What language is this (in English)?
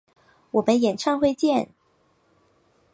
Chinese